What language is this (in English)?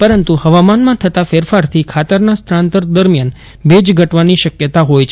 Gujarati